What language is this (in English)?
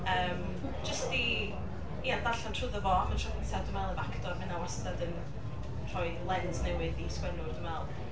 Welsh